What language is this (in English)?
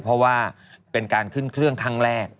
Thai